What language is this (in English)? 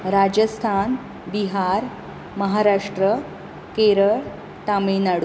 Konkani